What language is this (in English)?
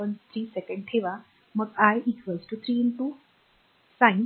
Marathi